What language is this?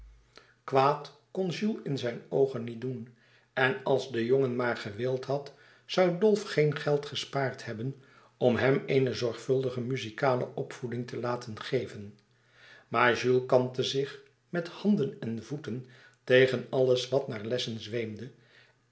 Dutch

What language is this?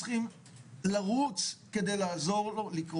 Hebrew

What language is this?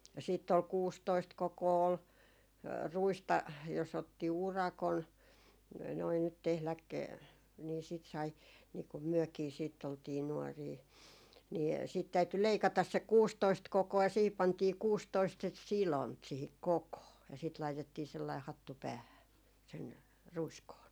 Finnish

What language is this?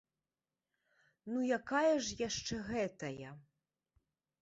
Belarusian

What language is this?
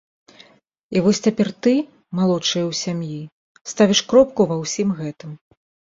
Belarusian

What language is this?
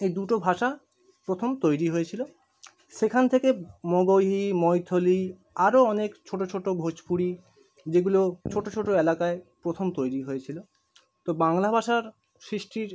Bangla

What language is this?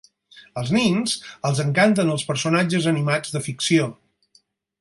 Catalan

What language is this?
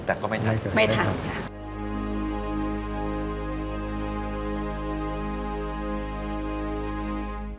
Thai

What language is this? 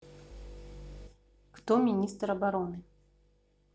Russian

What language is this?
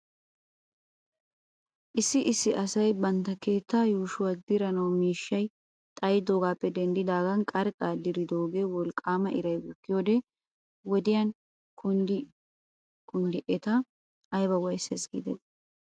Wolaytta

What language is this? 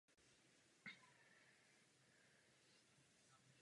Czech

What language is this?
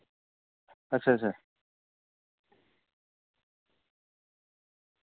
Dogri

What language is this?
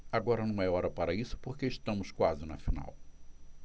Portuguese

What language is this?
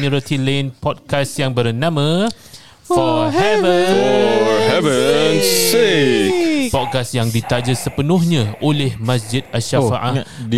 Malay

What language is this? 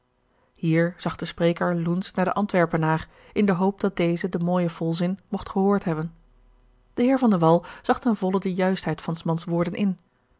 Dutch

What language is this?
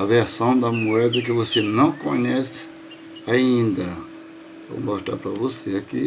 Portuguese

